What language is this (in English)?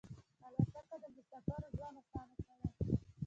Pashto